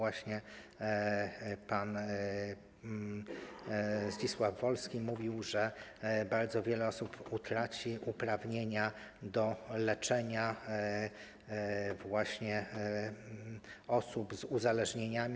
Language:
Polish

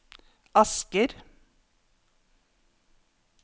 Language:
Norwegian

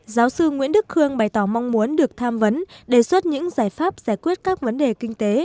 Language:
Vietnamese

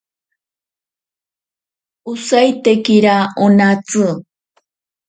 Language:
Ashéninka Perené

